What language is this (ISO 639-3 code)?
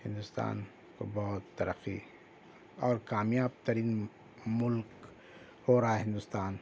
urd